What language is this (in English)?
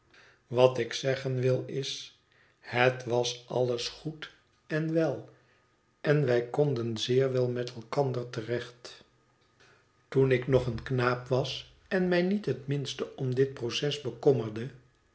Dutch